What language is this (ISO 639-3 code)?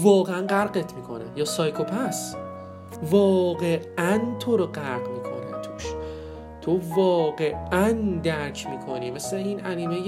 fas